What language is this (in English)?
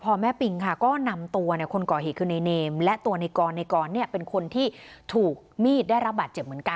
Thai